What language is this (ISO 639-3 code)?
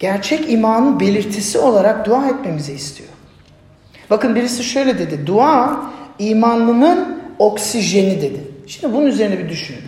tur